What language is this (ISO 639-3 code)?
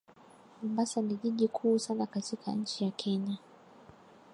swa